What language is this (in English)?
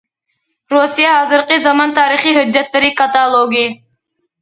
Uyghur